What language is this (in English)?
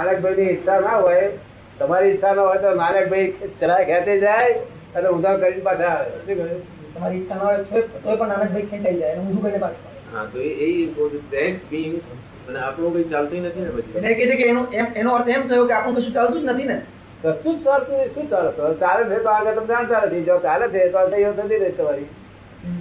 Gujarati